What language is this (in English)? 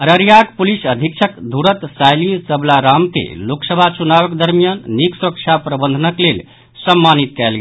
Maithili